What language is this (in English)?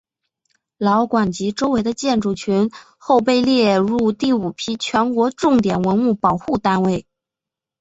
Chinese